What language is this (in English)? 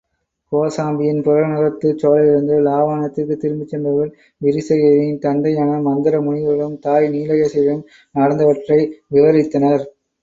Tamil